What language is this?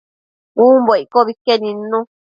Matsés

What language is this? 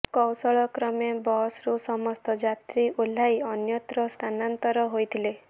Odia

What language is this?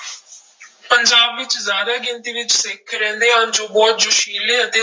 Punjabi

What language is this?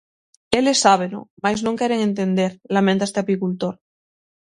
Galician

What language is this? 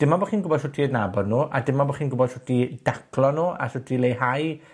Welsh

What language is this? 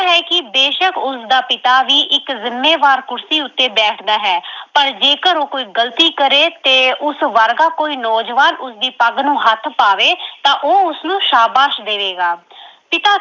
Punjabi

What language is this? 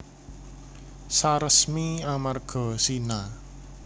Javanese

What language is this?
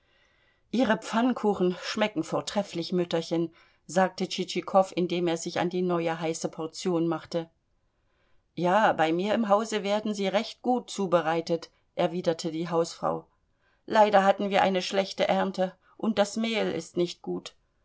German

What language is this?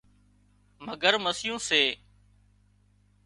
Wadiyara Koli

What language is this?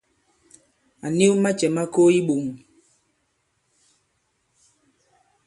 Bankon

